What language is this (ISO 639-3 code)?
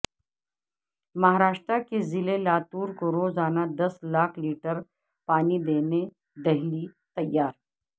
urd